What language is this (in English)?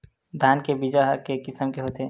Chhattisgarhi